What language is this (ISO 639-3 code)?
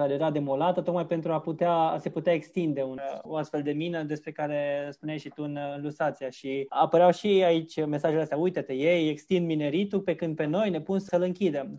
ron